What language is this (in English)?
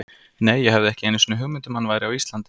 Icelandic